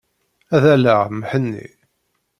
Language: Kabyle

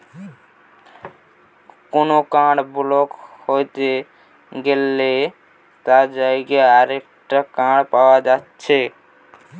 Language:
Bangla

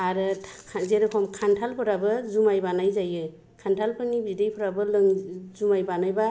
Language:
Bodo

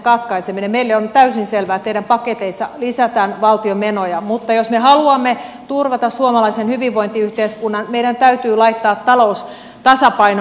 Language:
Finnish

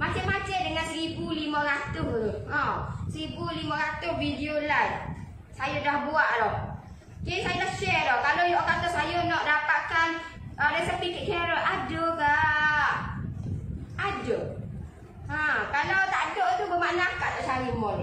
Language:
Malay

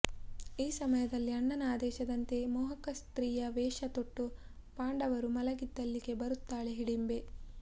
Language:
Kannada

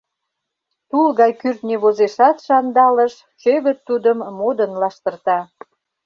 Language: Mari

